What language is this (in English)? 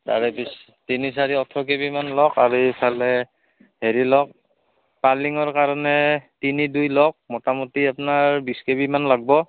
Assamese